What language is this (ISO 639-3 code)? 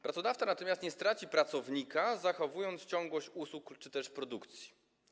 pol